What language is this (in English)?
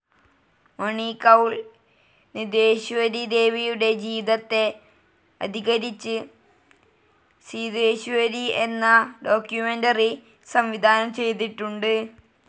Malayalam